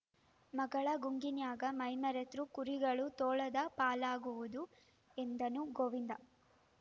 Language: Kannada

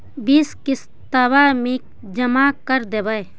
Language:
Magahi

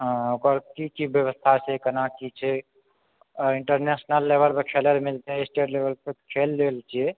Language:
Maithili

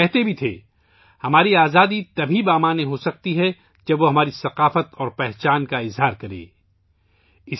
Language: Urdu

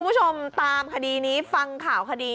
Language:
Thai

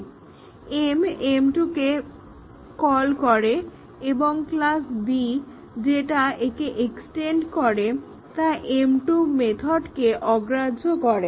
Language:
Bangla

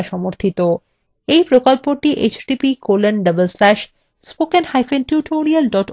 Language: Bangla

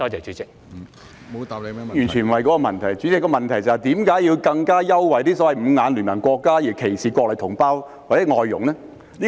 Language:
Cantonese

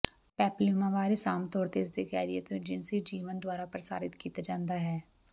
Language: Punjabi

